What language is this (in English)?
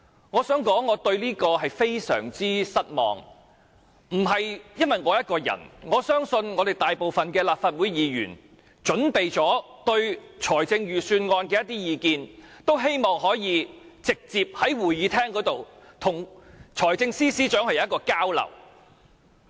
Cantonese